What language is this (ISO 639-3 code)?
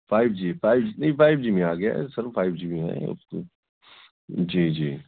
urd